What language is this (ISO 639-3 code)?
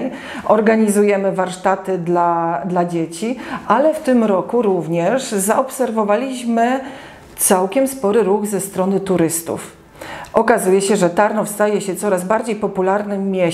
pol